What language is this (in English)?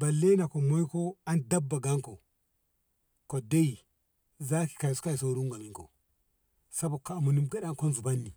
Ngamo